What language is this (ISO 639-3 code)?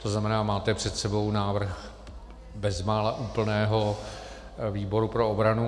ces